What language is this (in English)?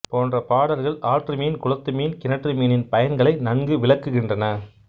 Tamil